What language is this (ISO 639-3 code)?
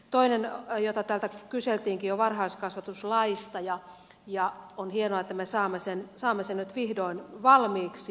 fin